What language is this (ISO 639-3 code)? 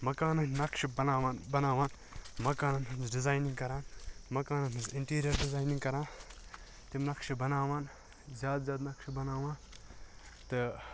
kas